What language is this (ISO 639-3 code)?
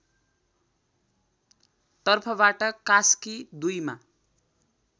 nep